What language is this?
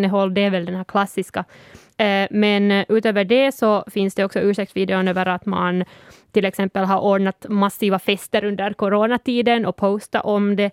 Swedish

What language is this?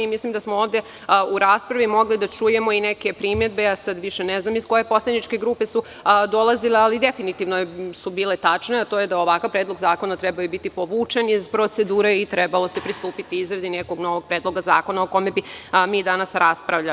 Serbian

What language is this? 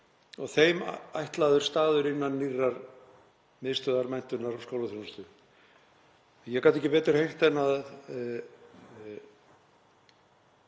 Icelandic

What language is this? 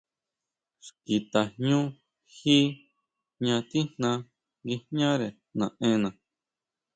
Huautla Mazatec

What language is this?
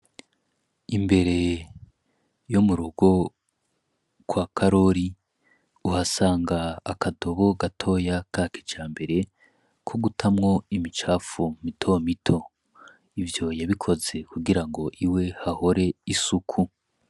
Rundi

